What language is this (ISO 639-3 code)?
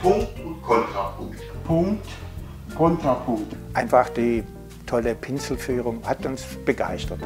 deu